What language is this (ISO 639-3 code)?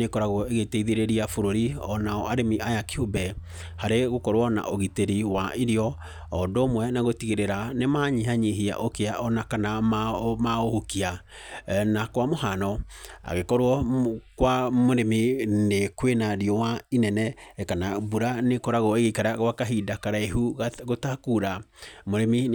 kik